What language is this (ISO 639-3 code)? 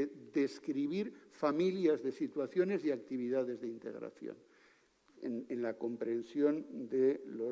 spa